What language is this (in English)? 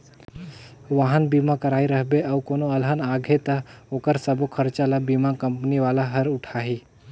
Chhattisgarhi